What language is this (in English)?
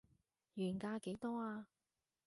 Cantonese